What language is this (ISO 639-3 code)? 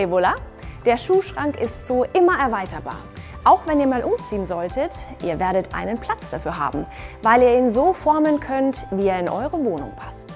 deu